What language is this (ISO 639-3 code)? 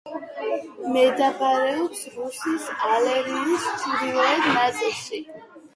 kat